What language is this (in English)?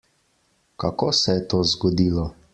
Slovenian